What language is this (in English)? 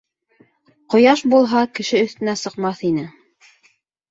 Bashkir